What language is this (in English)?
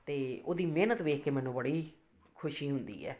Punjabi